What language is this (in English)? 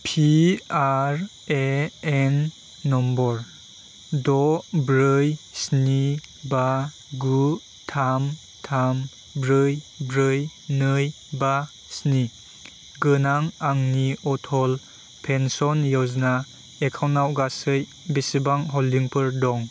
Bodo